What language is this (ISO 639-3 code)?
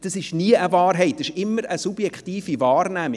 gsw